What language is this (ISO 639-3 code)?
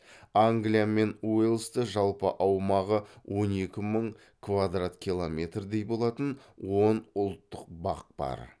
kaz